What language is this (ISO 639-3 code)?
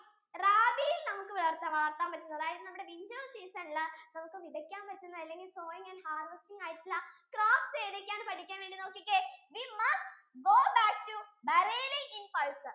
mal